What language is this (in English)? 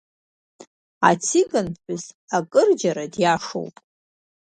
Abkhazian